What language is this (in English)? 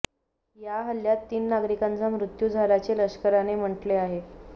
Marathi